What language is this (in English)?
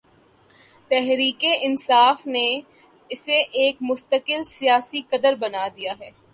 Urdu